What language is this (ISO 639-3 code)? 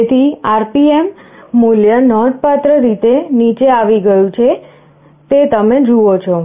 guj